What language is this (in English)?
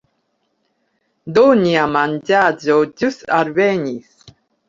Esperanto